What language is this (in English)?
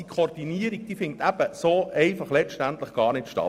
Swiss German